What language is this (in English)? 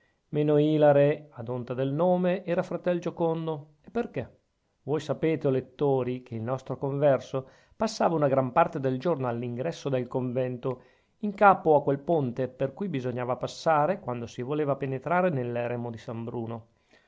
Italian